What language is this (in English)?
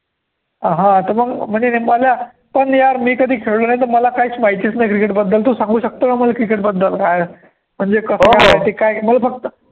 Marathi